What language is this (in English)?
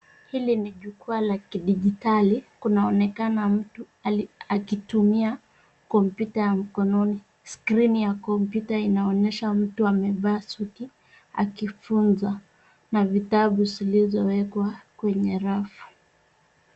Swahili